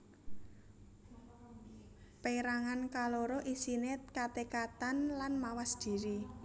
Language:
Javanese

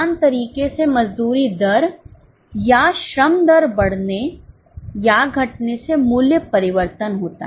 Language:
Hindi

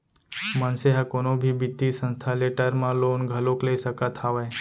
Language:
Chhattisgarhi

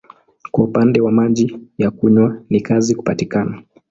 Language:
Swahili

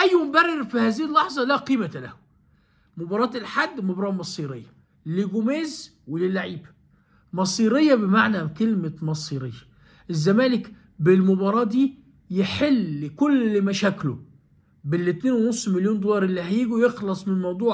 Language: Arabic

